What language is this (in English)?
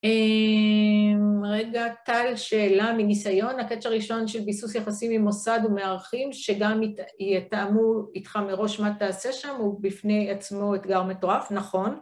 Hebrew